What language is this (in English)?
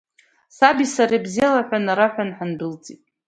Abkhazian